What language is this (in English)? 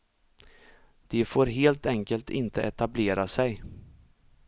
Swedish